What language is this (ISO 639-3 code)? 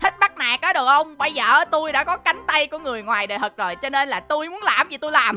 vie